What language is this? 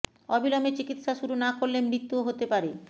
Bangla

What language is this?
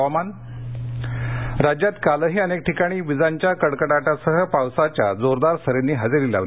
Marathi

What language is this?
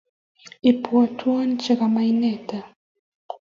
Kalenjin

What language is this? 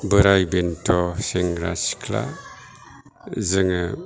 Bodo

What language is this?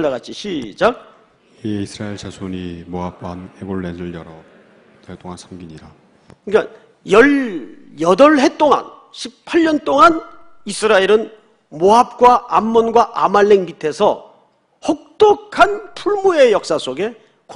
Korean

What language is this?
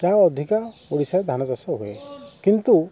Odia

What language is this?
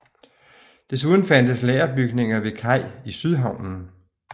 Danish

